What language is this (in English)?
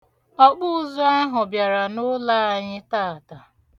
Igbo